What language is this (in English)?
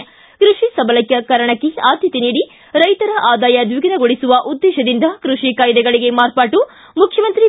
Kannada